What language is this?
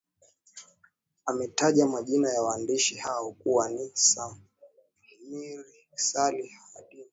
Swahili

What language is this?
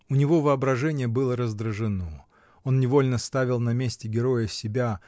Russian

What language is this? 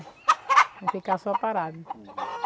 Portuguese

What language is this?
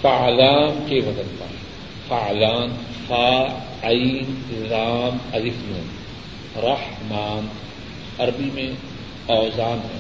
Urdu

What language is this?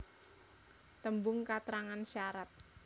Javanese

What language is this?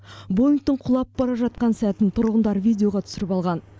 Kazakh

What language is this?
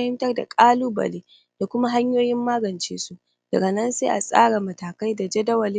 Hausa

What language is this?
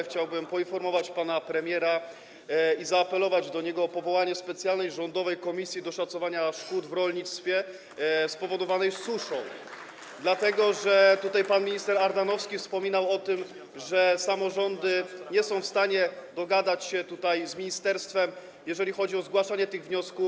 Polish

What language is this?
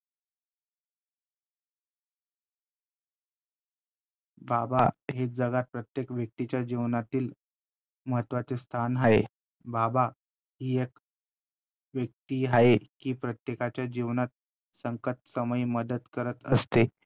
Marathi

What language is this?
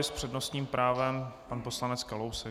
Czech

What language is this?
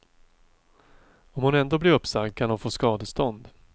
Swedish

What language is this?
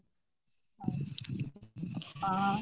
Assamese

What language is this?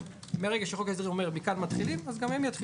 Hebrew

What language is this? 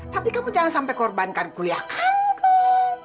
Indonesian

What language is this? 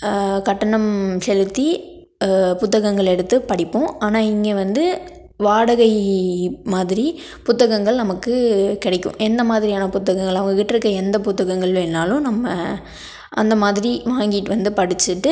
Tamil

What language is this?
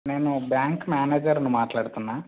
Telugu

